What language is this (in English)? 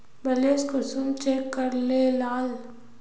Magahi